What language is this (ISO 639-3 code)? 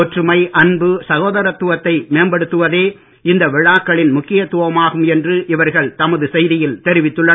tam